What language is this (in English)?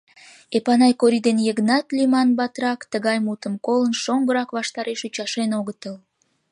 Mari